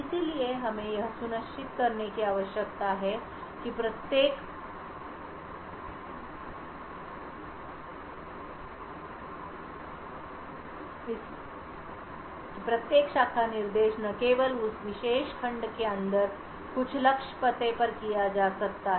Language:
Hindi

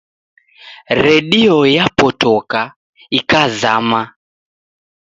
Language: Taita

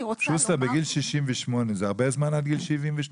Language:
Hebrew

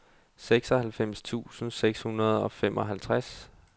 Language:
Danish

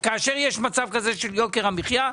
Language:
Hebrew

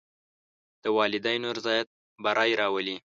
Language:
Pashto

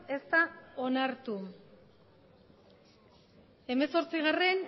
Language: Basque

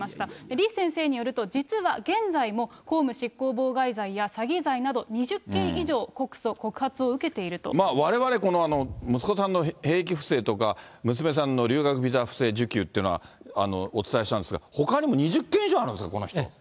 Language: Japanese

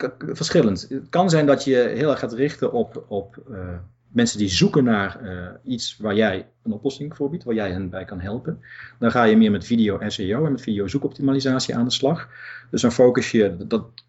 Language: Dutch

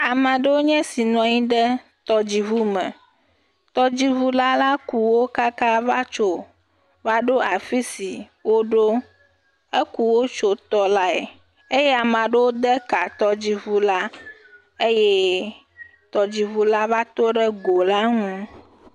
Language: Ewe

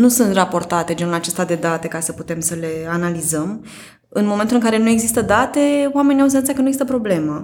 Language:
Romanian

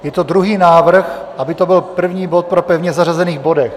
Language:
Czech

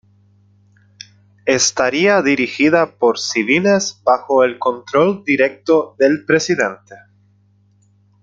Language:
Spanish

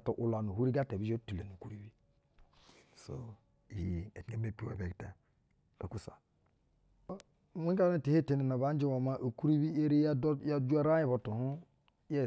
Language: Basa (Nigeria)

